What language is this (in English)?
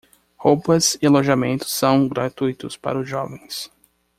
Portuguese